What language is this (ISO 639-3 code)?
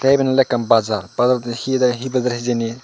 ccp